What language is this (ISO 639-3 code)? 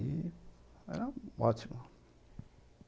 por